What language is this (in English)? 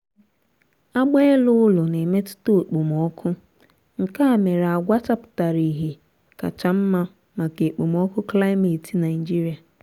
Igbo